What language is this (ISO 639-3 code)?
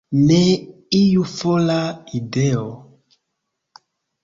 epo